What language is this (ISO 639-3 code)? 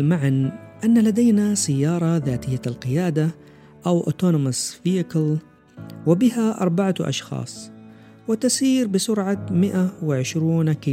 ara